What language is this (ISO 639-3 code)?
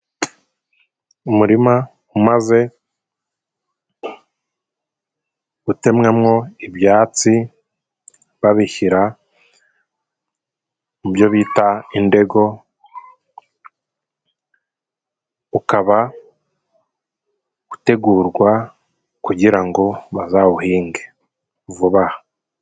kin